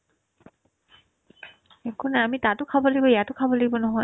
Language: Assamese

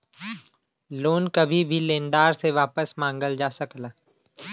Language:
Bhojpuri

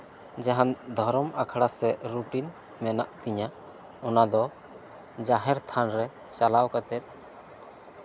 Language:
Santali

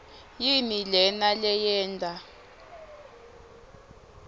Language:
Swati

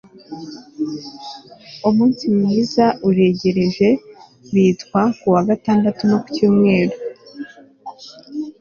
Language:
Kinyarwanda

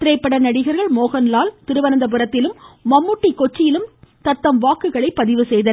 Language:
Tamil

